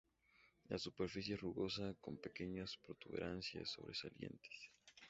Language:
Spanish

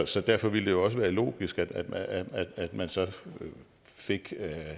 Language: Danish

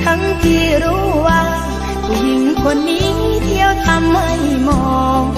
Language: Thai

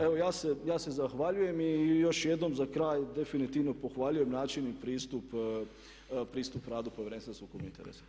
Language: Croatian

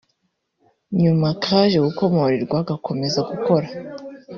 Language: Kinyarwanda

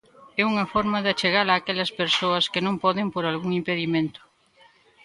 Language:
Galician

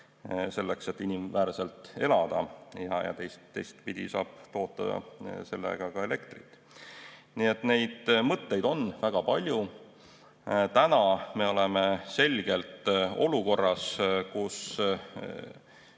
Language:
Estonian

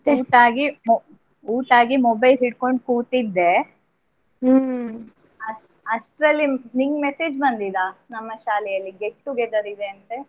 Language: Kannada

